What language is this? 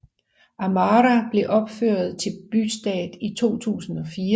Danish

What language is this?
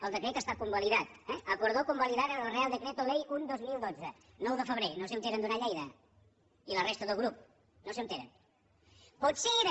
Catalan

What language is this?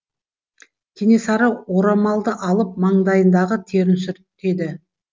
Kazakh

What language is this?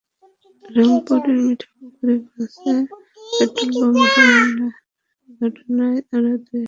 Bangla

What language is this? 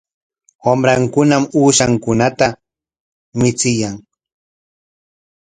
Corongo Ancash Quechua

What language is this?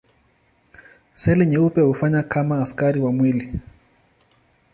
Swahili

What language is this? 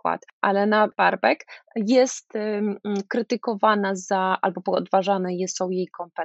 Polish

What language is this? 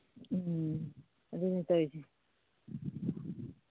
Manipuri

